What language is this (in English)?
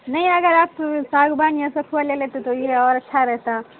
Urdu